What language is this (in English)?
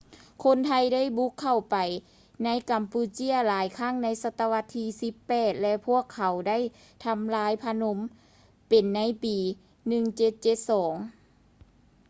Lao